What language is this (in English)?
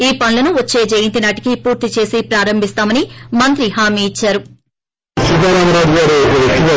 Telugu